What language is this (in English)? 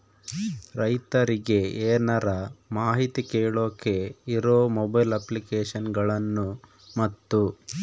Kannada